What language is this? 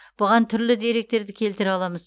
Kazakh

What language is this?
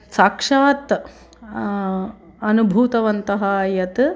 Sanskrit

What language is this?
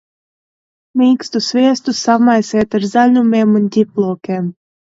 Latvian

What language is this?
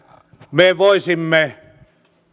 Finnish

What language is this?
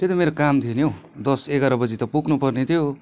Nepali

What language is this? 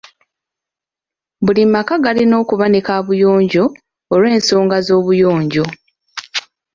Ganda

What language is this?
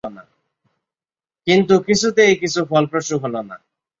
Bangla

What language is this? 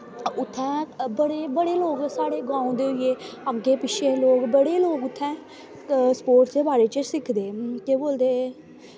Dogri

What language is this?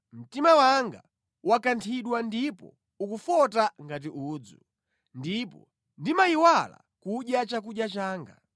Nyanja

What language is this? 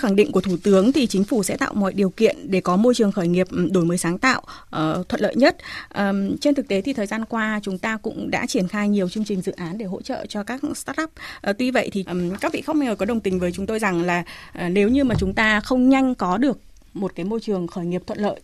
Vietnamese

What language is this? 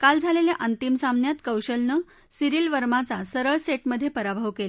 Marathi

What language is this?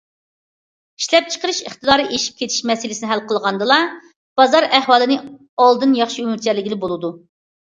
Uyghur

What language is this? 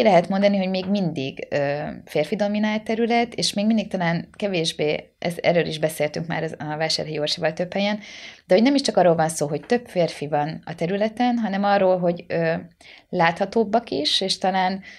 Hungarian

